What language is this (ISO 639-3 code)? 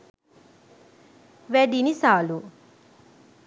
sin